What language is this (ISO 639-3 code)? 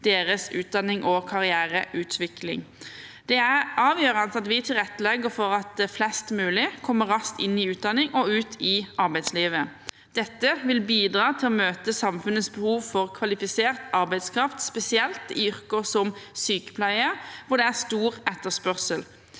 nor